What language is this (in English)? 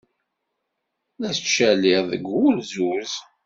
Kabyle